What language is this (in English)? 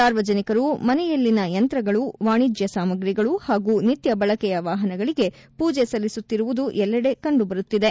Kannada